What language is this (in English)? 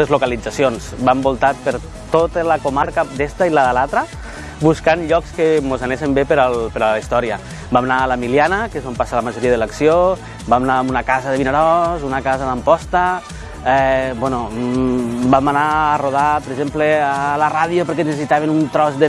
Spanish